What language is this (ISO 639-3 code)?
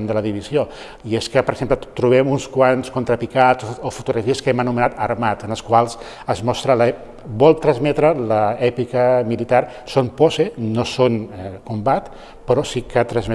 cat